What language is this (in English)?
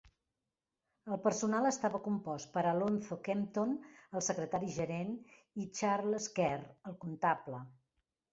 Catalan